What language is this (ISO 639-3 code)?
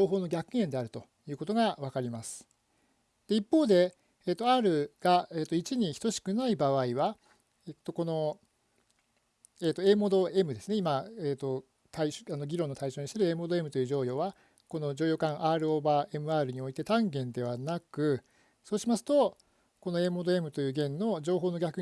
jpn